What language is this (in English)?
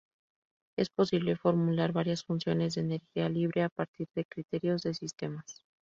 Spanish